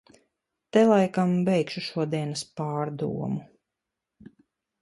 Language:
Latvian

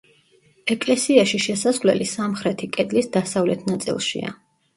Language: Georgian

